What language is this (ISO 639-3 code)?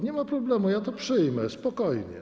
pol